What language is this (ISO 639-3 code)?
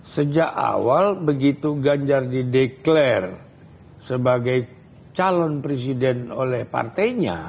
ind